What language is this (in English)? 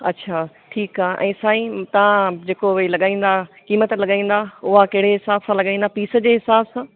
Sindhi